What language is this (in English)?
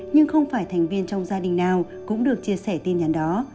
Vietnamese